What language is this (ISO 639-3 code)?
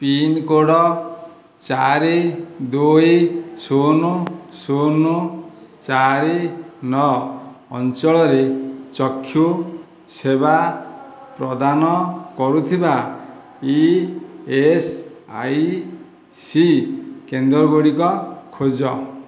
ori